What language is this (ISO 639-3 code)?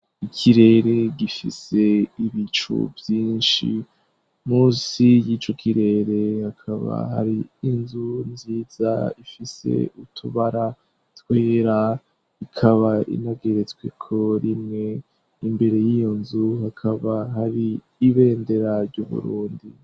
run